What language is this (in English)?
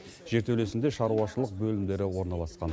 Kazakh